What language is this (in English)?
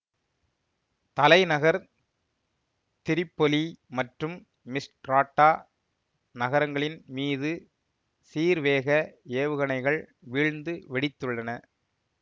Tamil